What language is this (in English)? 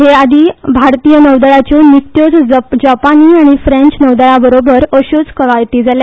Konkani